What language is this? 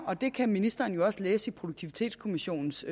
Danish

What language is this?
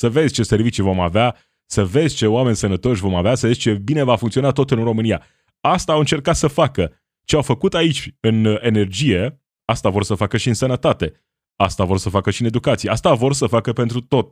Romanian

